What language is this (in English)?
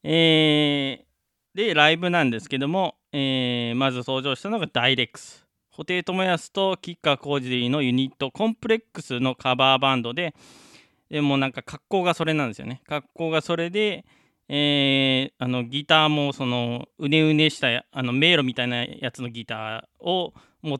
Japanese